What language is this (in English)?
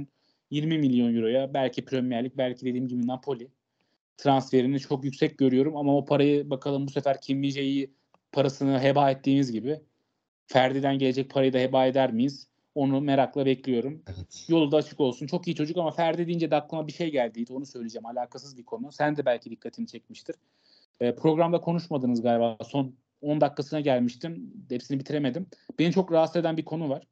Turkish